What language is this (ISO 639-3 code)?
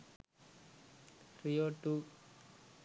sin